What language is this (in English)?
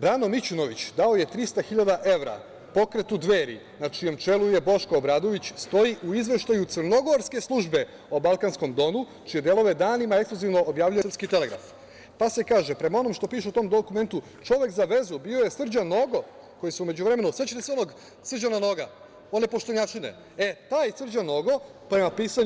Serbian